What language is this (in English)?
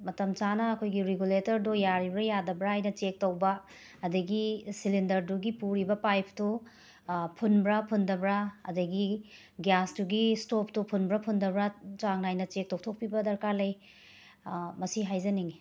Manipuri